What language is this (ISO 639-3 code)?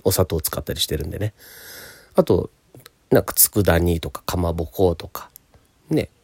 jpn